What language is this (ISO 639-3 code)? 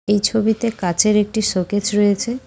ben